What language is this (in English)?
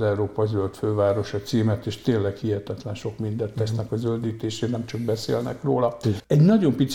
Hungarian